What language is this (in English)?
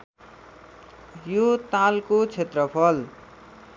Nepali